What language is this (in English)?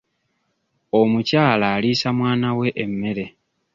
Ganda